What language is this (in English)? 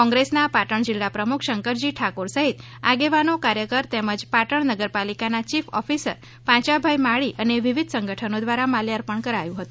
Gujarati